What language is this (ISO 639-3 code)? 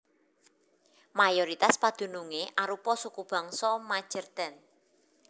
jav